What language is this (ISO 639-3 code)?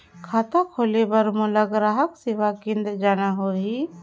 hne